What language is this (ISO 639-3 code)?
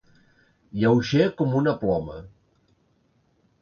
cat